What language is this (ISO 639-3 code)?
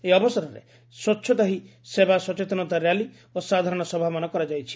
ori